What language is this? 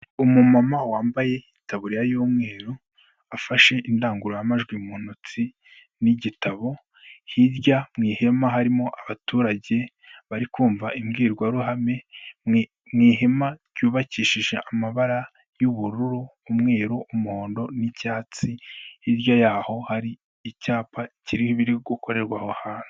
Kinyarwanda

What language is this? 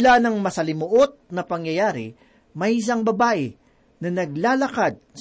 Filipino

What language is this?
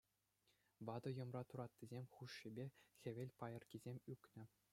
Chuvash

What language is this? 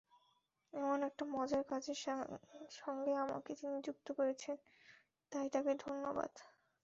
Bangla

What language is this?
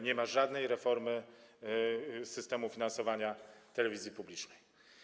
Polish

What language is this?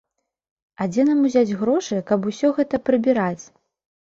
Belarusian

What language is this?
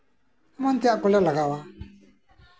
Santali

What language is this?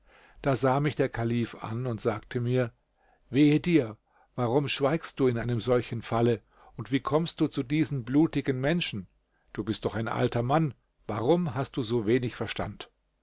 German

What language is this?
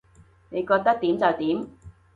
Cantonese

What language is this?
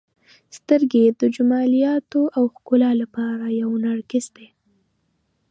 Pashto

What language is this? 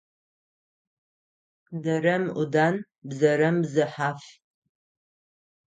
Adyghe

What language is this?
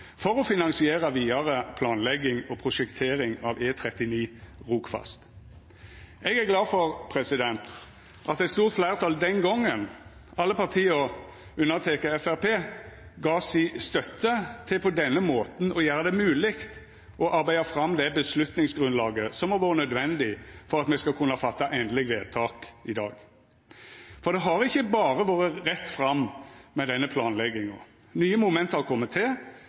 Norwegian Nynorsk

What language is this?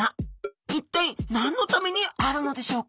Japanese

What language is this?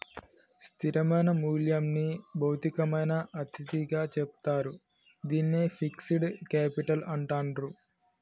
Telugu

